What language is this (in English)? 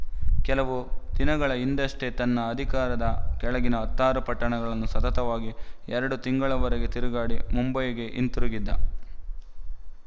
Kannada